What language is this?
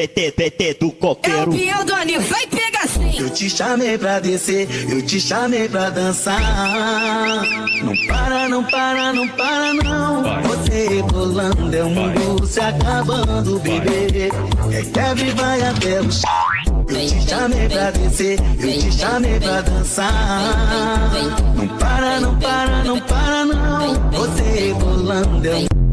Portuguese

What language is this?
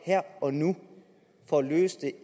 Danish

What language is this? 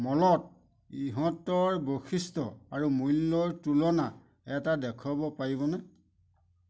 Assamese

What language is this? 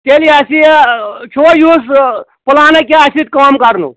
Kashmiri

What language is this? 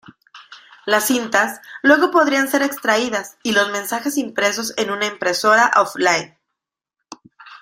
Spanish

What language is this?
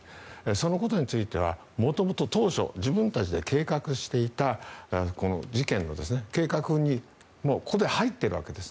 Japanese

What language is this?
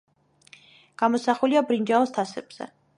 Georgian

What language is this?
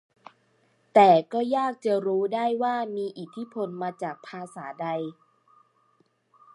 Thai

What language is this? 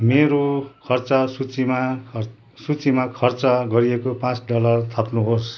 Nepali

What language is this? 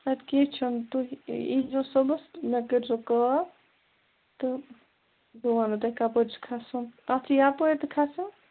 Kashmiri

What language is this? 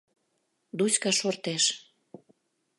Mari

